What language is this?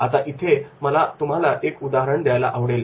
Marathi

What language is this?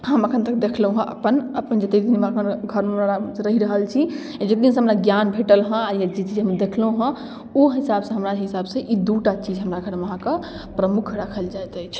Maithili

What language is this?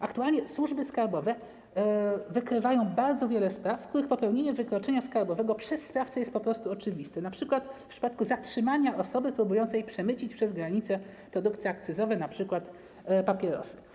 Polish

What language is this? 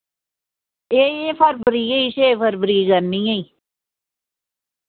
Dogri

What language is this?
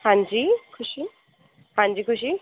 Punjabi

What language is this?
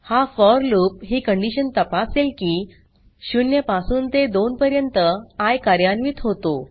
Marathi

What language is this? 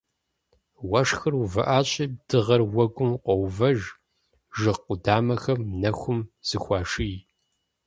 Kabardian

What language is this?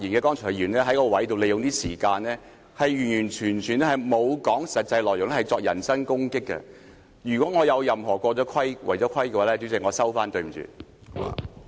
Cantonese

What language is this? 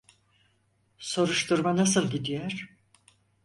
Turkish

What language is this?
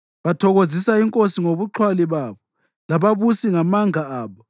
North Ndebele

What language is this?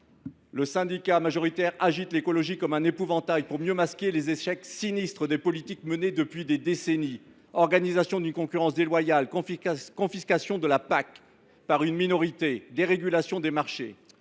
French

